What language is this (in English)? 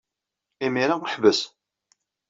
Kabyle